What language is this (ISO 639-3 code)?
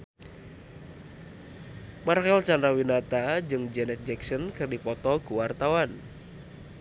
sun